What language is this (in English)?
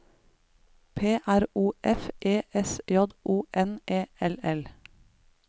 Norwegian